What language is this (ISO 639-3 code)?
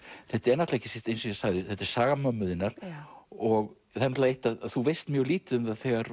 isl